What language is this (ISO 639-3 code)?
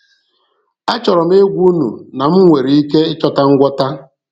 ibo